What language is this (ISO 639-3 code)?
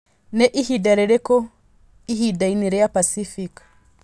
kik